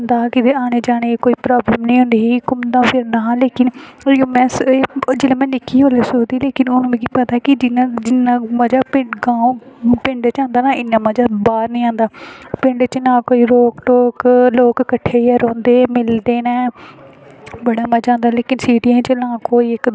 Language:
Dogri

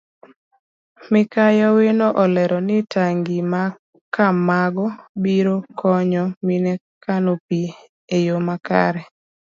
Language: Luo (Kenya and Tanzania)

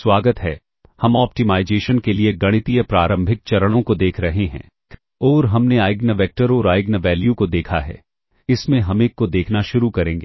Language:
Hindi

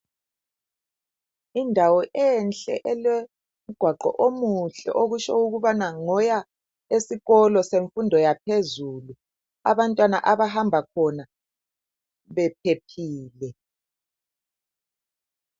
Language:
North Ndebele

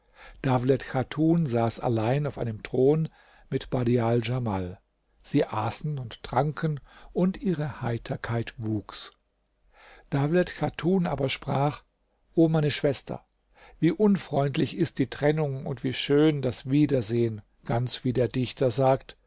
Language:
German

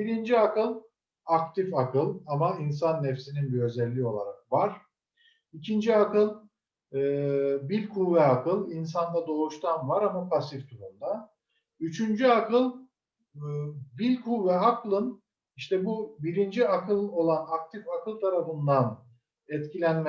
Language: Turkish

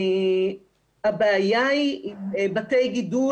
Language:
Hebrew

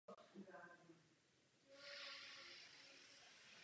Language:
Czech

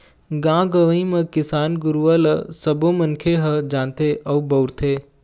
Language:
Chhattisgarhi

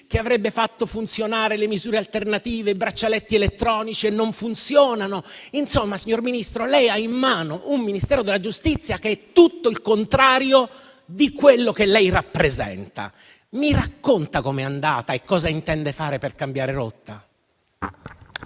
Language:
Italian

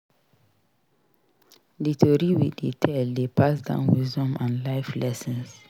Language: Nigerian Pidgin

